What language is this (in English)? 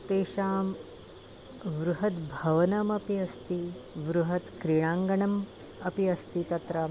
Sanskrit